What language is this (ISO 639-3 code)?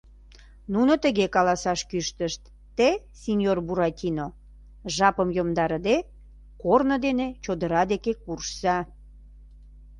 chm